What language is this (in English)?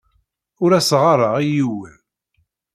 Kabyle